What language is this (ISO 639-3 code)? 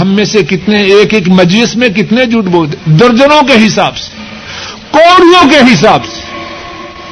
urd